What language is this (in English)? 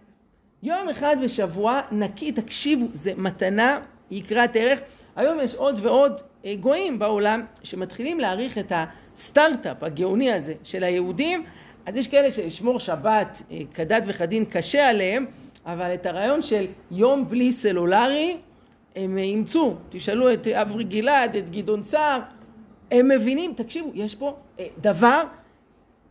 Hebrew